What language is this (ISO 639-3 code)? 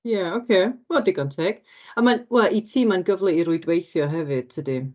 cym